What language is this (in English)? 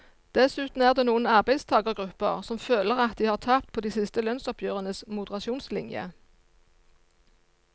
Norwegian